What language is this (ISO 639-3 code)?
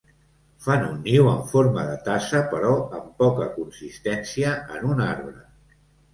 cat